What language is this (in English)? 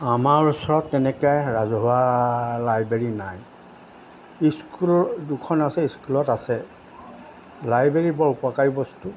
Assamese